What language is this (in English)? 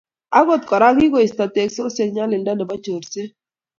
Kalenjin